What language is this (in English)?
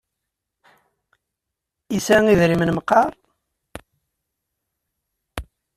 Kabyle